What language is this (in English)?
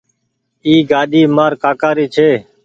Goaria